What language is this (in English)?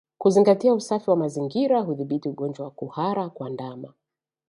Swahili